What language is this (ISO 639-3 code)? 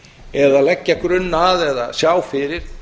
isl